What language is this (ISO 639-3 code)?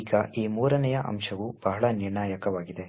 kan